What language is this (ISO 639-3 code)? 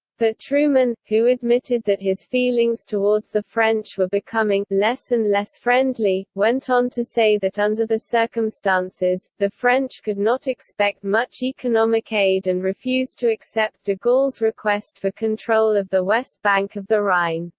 eng